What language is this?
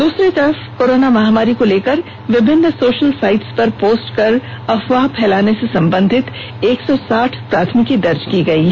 Hindi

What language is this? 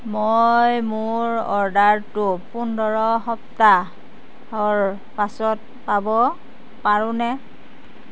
Assamese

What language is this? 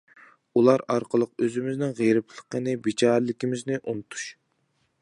Uyghur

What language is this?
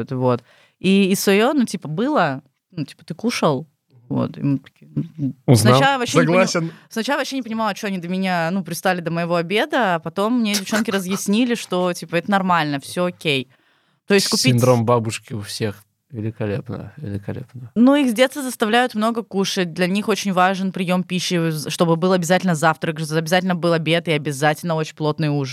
Russian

